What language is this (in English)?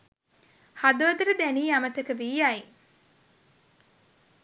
Sinhala